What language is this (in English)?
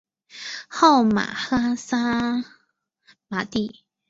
Chinese